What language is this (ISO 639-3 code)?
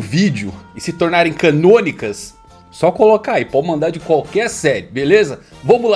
por